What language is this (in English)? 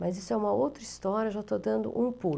Portuguese